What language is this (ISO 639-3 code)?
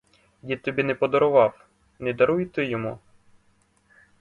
ukr